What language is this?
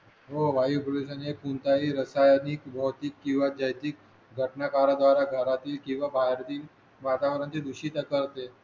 Marathi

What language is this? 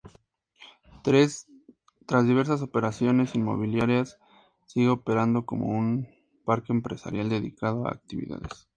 Spanish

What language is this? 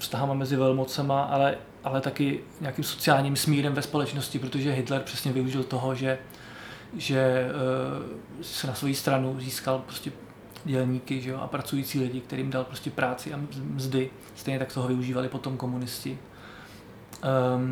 Czech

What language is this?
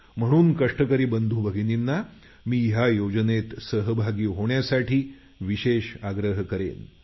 Marathi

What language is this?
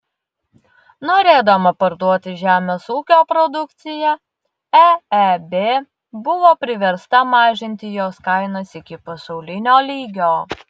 Lithuanian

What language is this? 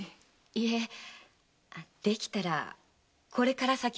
Japanese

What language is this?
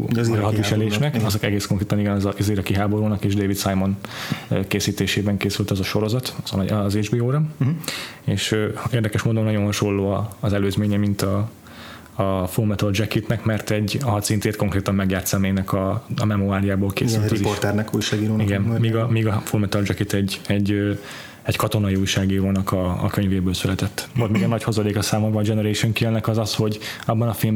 Hungarian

